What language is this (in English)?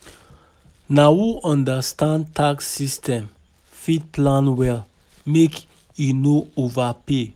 Nigerian Pidgin